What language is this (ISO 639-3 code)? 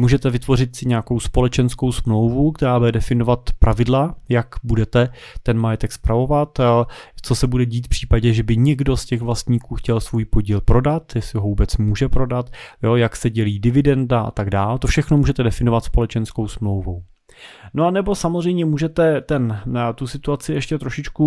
ces